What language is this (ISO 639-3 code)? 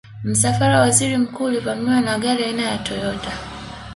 swa